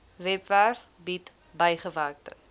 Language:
Afrikaans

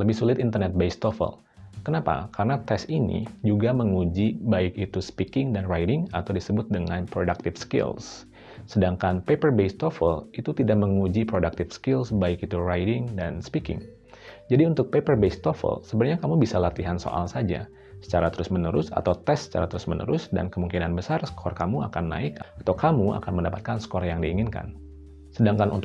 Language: Indonesian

